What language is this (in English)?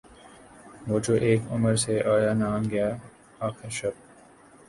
Urdu